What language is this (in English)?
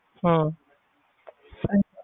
Punjabi